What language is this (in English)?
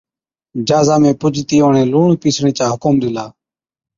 Od